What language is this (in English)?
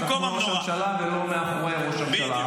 Hebrew